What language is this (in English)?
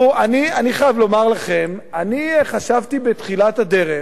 Hebrew